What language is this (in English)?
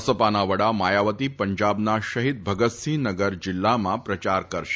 Gujarati